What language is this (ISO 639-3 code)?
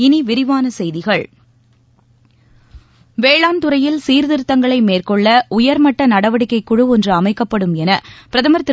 tam